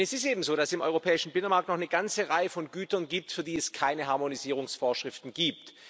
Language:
German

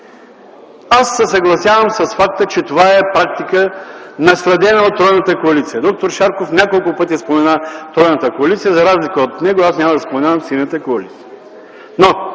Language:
Bulgarian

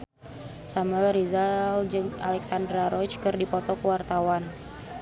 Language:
Sundanese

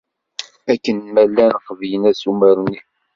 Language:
Kabyle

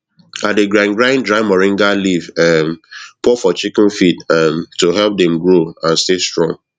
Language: Nigerian Pidgin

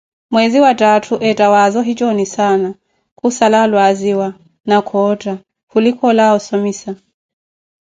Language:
Koti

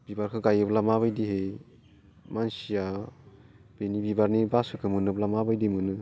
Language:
Bodo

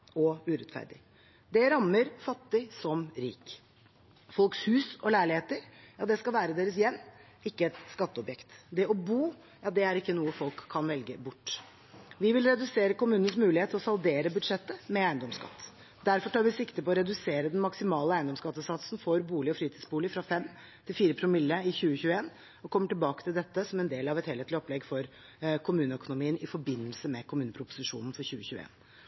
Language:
Norwegian Bokmål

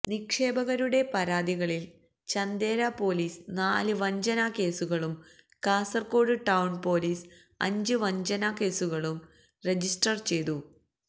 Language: Malayalam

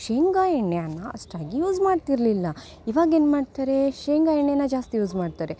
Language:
Kannada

